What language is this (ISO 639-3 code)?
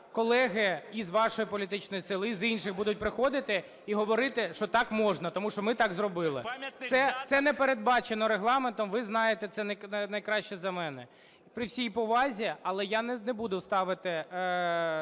ukr